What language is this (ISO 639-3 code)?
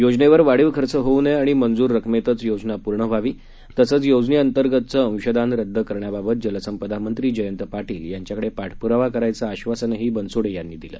mar